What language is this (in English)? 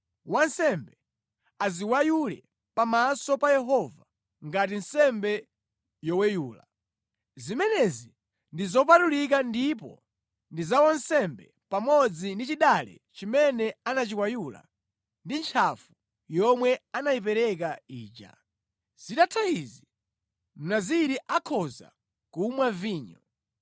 Nyanja